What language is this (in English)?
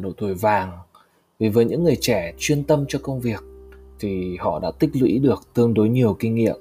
Vietnamese